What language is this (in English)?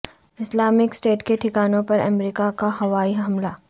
Urdu